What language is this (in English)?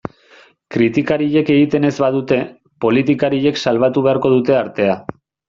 Basque